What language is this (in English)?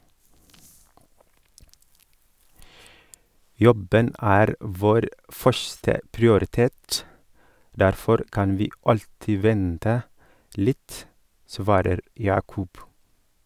Norwegian